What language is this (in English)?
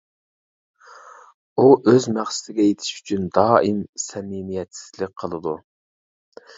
Uyghur